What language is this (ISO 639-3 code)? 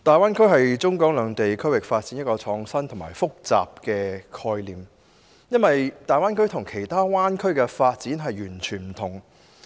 yue